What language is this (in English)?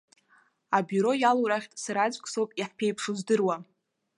Abkhazian